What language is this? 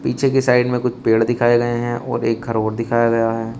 Hindi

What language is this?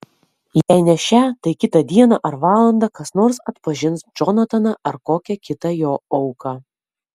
Lithuanian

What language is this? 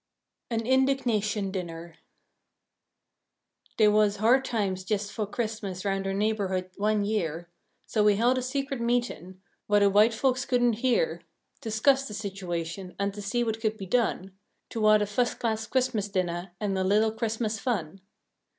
English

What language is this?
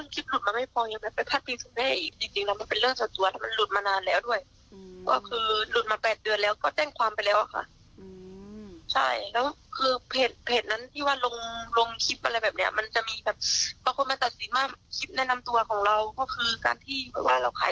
Thai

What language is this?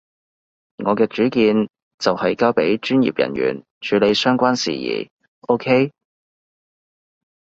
Cantonese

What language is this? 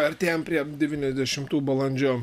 Lithuanian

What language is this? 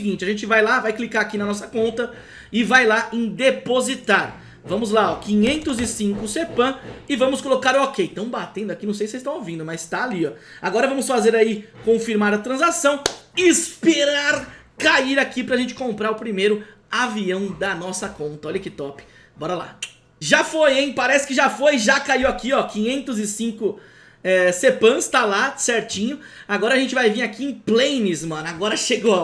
Portuguese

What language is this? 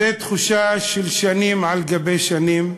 Hebrew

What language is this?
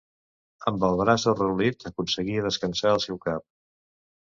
Catalan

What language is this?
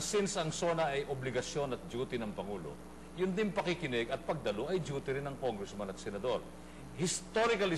Filipino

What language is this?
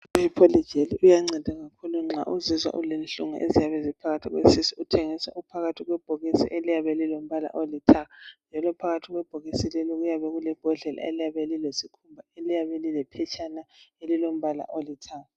North Ndebele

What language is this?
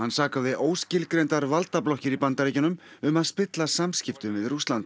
Icelandic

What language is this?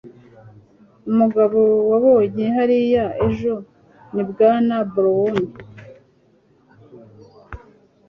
Kinyarwanda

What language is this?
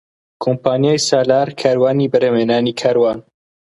Central Kurdish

